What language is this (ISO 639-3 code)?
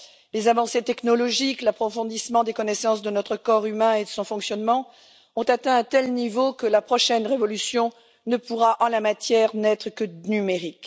fra